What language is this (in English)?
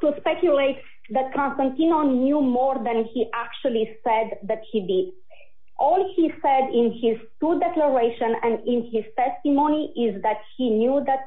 English